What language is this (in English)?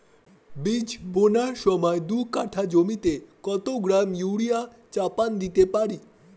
Bangla